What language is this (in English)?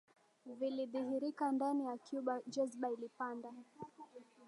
Swahili